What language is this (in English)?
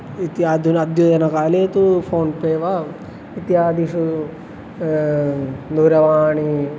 Sanskrit